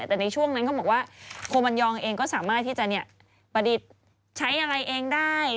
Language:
Thai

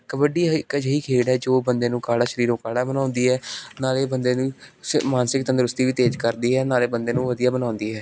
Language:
Punjabi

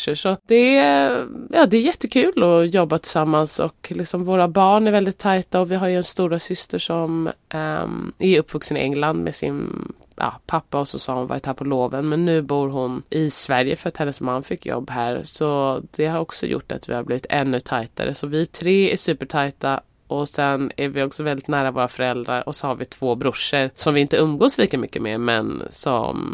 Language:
Swedish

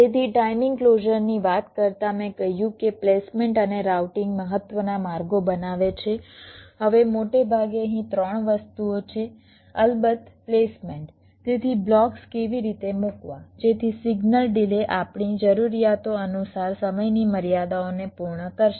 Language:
Gujarati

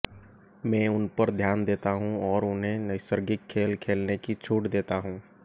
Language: Hindi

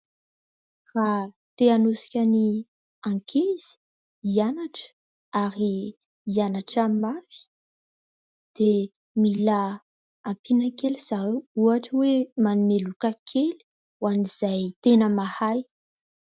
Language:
Malagasy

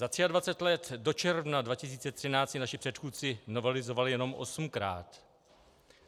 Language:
Czech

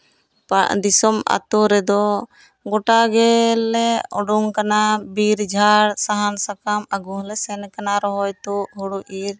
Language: Santali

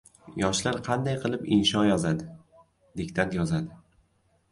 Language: Uzbek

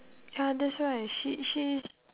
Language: English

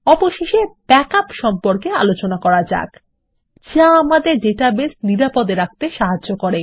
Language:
Bangla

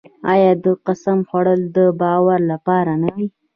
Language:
Pashto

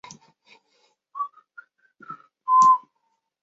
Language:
Chinese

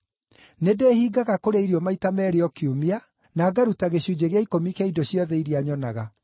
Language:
Kikuyu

